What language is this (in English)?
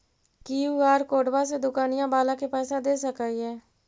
Magahi